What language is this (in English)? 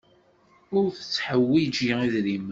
Kabyle